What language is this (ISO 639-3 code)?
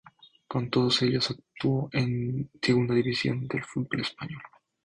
spa